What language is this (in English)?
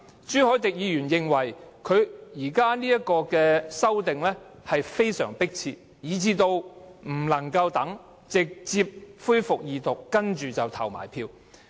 Cantonese